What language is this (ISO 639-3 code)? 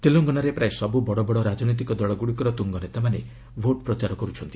ori